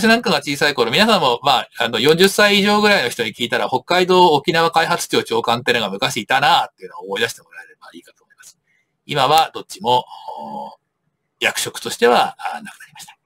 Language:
Japanese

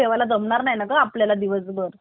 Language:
Marathi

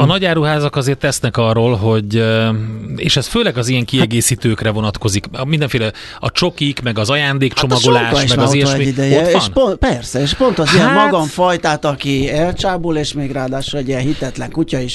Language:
Hungarian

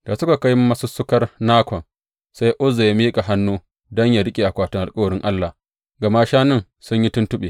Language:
Hausa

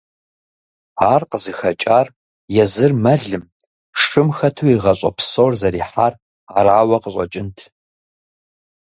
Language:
Kabardian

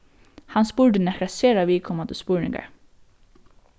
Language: Faroese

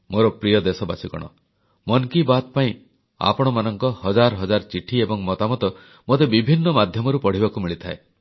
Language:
Odia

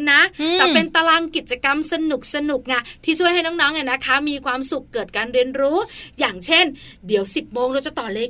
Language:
Thai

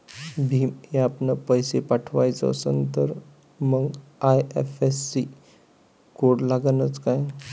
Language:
Marathi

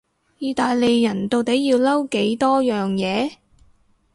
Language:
Cantonese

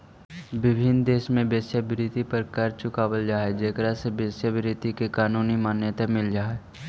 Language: Magahi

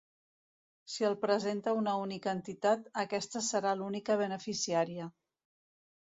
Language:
Catalan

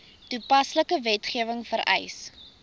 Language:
Afrikaans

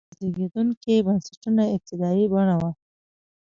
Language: Pashto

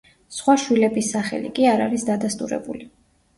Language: Georgian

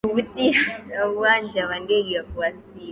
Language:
Swahili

